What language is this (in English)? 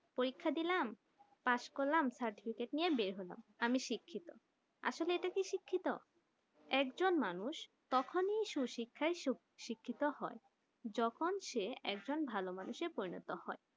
Bangla